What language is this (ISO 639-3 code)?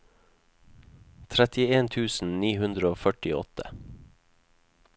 nor